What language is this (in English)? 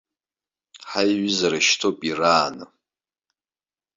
Abkhazian